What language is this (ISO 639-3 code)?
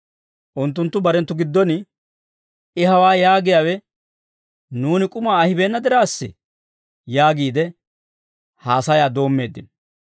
dwr